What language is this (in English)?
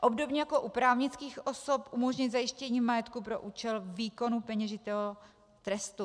Czech